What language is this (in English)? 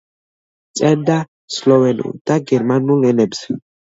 Georgian